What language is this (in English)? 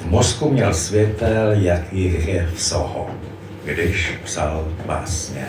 Czech